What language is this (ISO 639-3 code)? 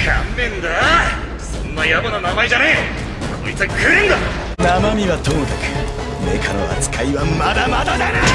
jpn